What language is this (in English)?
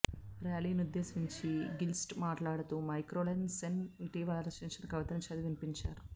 Telugu